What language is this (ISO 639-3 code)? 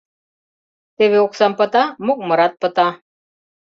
chm